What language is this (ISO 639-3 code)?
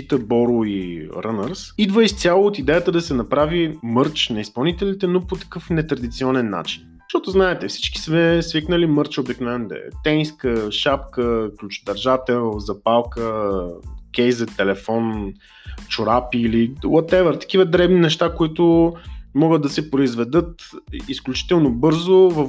bul